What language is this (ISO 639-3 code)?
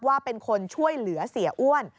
tha